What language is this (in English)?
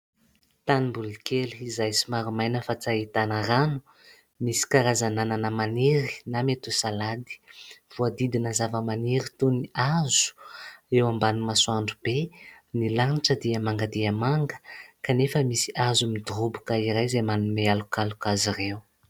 Malagasy